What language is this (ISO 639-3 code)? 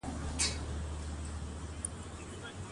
pus